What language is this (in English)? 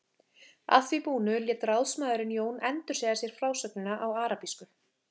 Icelandic